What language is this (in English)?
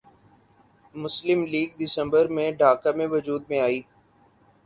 Urdu